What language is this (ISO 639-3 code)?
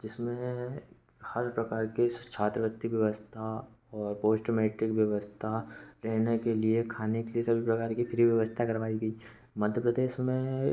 hin